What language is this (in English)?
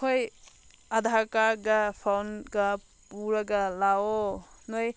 Manipuri